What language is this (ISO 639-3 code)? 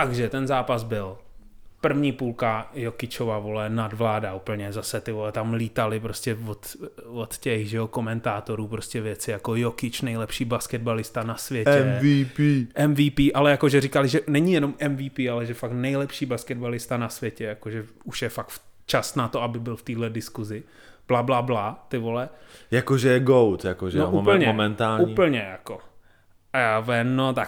ces